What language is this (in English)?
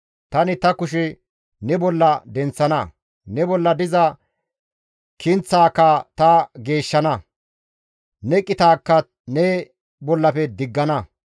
Gamo